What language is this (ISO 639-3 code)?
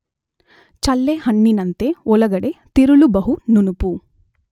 kan